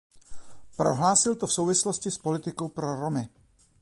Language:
Czech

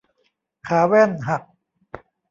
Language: Thai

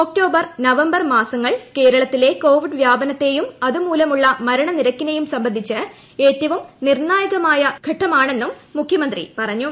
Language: Malayalam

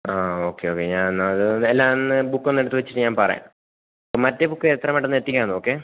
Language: Malayalam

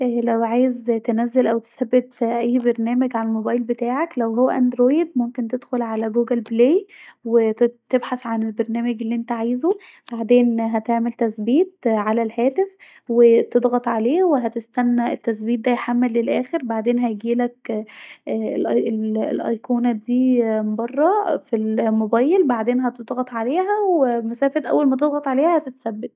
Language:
Egyptian Arabic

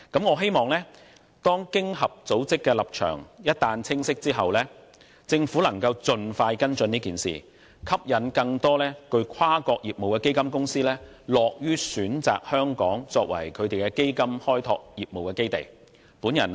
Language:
Cantonese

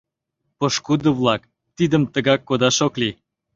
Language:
Mari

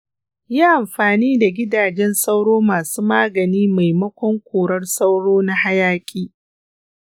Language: Hausa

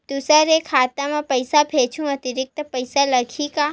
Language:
Chhattisgarhi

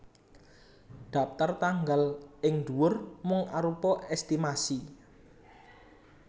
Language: Javanese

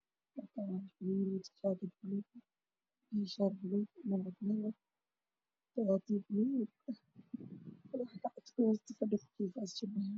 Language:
Somali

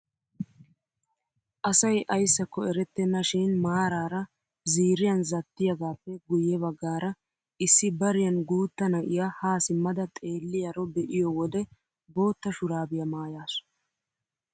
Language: Wolaytta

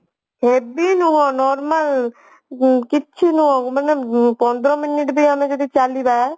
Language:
Odia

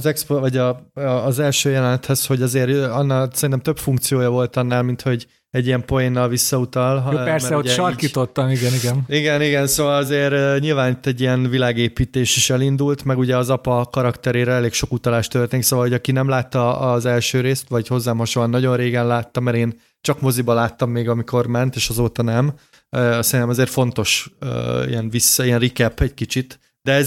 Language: Hungarian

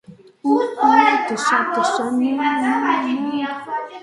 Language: Georgian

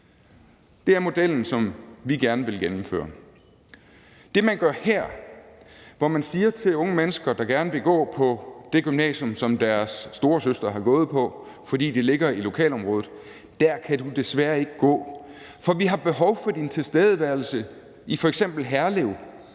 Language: Danish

